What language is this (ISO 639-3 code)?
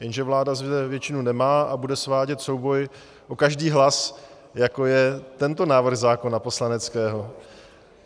ces